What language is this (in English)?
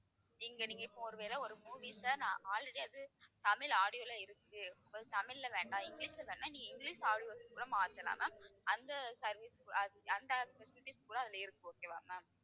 Tamil